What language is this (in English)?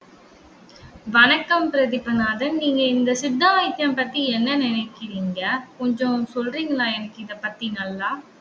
Tamil